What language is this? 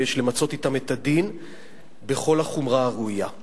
Hebrew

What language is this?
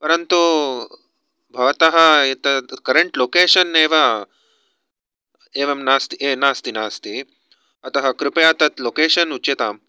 Sanskrit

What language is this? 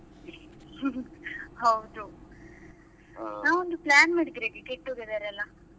Kannada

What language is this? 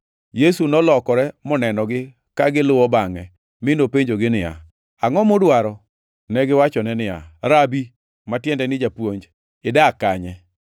Luo (Kenya and Tanzania)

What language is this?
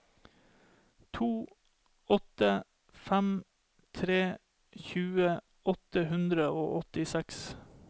Norwegian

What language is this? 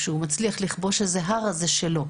Hebrew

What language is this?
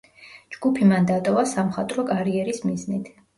Georgian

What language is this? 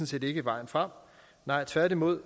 Danish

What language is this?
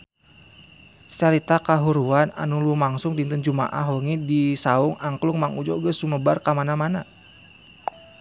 Sundanese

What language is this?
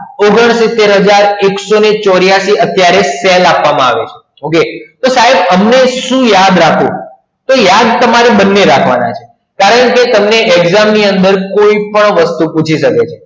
Gujarati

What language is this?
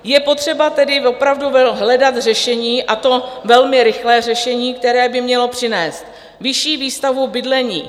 Czech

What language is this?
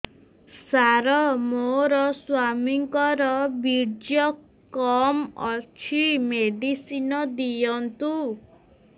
Odia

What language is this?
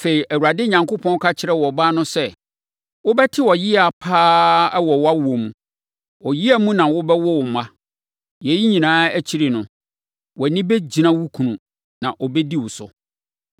Akan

